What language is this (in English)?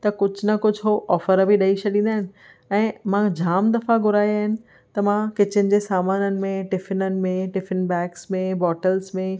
Sindhi